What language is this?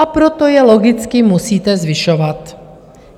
Czech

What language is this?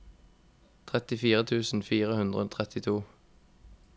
Norwegian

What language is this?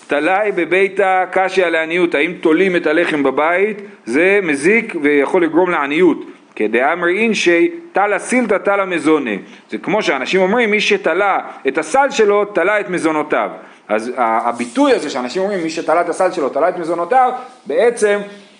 Hebrew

